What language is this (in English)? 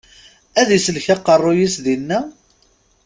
Kabyle